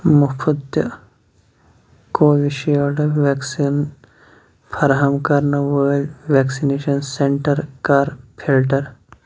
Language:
Kashmiri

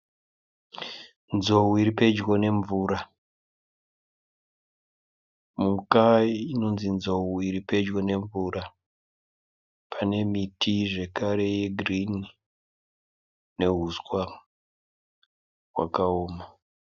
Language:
Shona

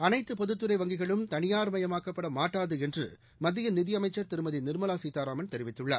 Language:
Tamil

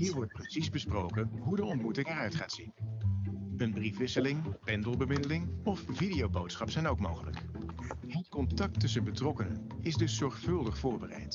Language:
Dutch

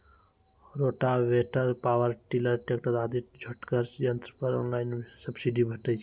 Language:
Maithili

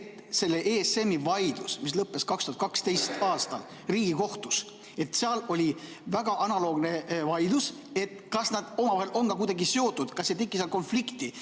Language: Estonian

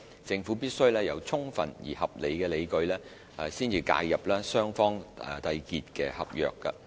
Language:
Cantonese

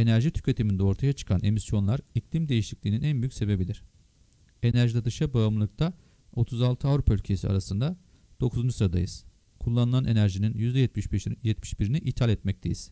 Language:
Turkish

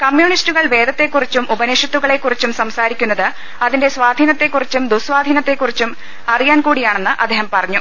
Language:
Malayalam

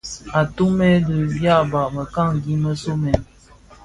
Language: Bafia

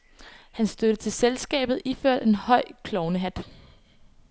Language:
Danish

